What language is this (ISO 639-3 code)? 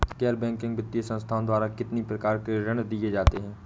hin